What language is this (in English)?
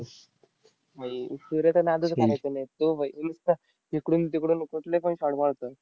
Marathi